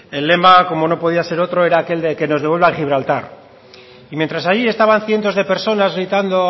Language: Spanish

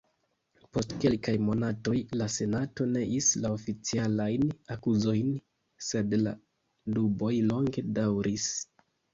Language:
Esperanto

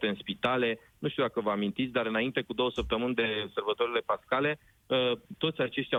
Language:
Romanian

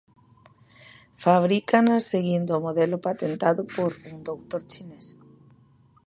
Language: Galician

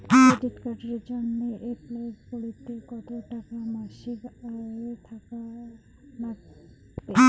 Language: Bangla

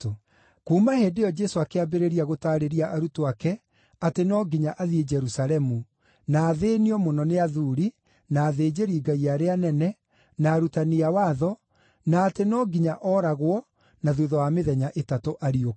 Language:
Kikuyu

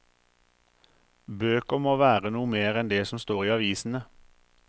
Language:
Norwegian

